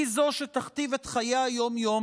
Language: Hebrew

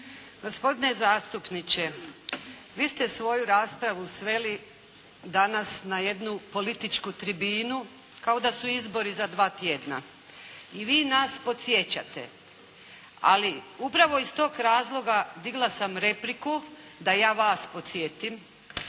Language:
Croatian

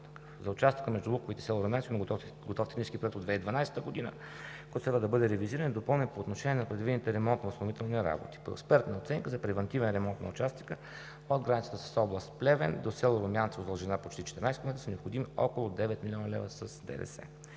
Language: Bulgarian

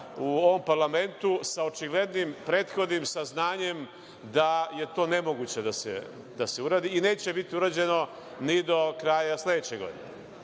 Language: Serbian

